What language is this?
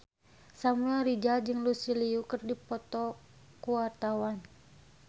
Sundanese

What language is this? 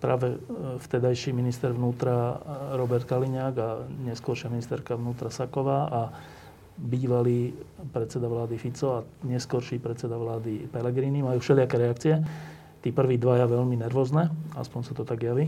Slovak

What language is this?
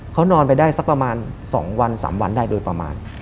Thai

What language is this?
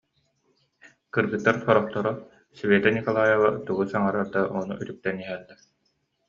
Yakut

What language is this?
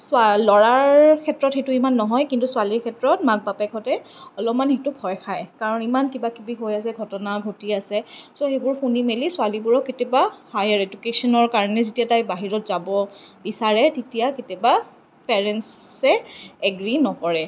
Assamese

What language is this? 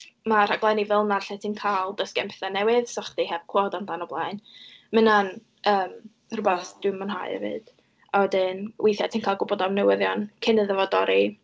Welsh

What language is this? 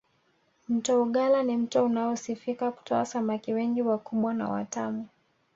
Swahili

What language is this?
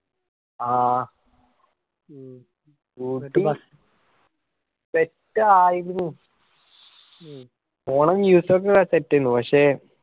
Malayalam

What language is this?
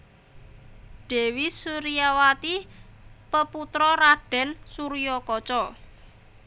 Javanese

